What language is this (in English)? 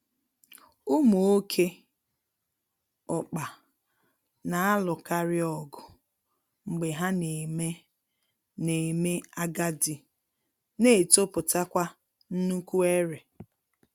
Igbo